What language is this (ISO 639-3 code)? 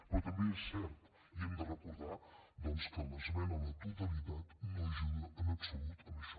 cat